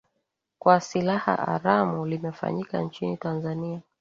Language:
Swahili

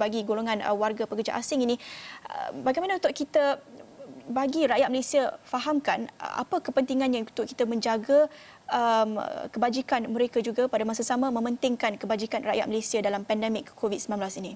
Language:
Malay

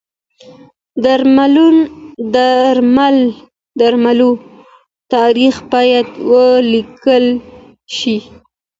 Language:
Pashto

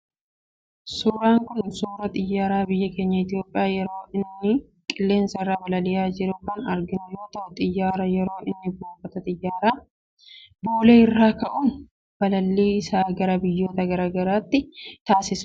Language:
Oromo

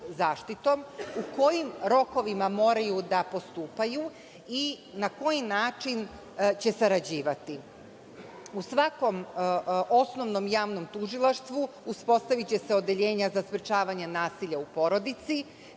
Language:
Serbian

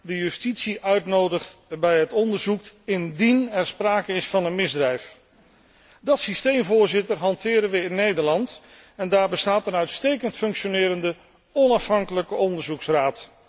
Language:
Dutch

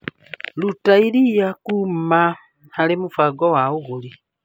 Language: Kikuyu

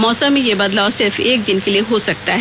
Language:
Hindi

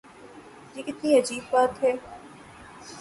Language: Urdu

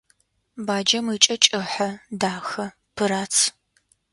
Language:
Adyghe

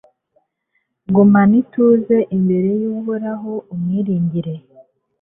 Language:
Kinyarwanda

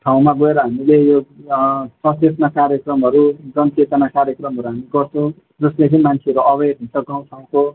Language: Nepali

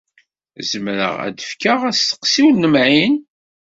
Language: Kabyle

